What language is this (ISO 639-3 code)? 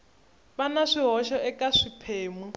tso